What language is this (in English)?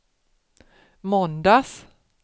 Swedish